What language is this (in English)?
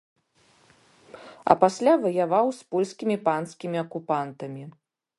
Belarusian